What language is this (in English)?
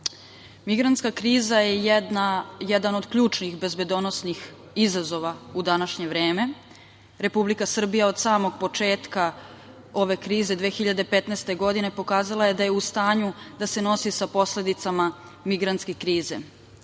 Serbian